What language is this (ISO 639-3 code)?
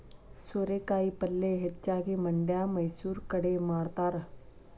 kan